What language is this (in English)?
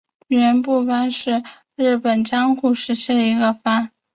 Chinese